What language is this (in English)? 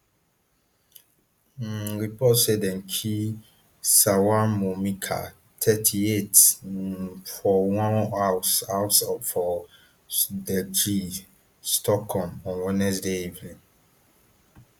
Nigerian Pidgin